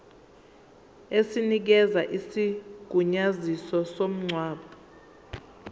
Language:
Zulu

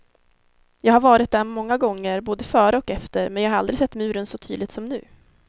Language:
Swedish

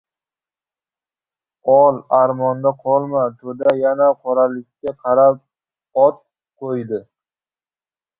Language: Uzbek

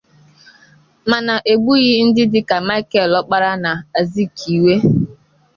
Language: Igbo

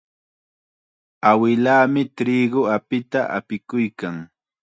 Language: Chiquián Ancash Quechua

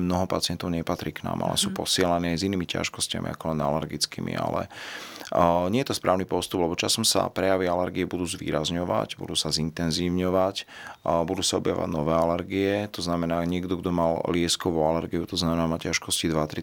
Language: Slovak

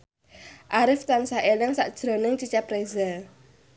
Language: Javanese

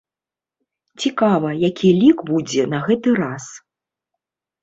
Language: Belarusian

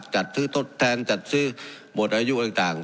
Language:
Thai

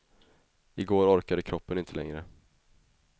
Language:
Swedish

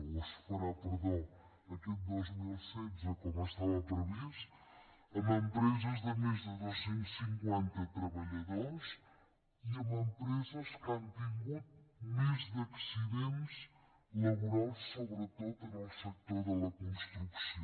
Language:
Catalan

